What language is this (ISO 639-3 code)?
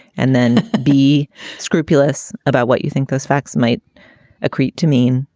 eng